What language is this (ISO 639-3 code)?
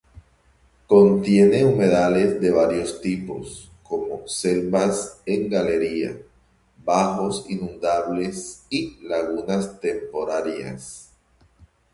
spa